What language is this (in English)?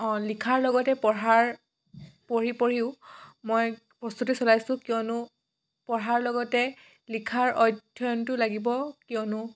Assamese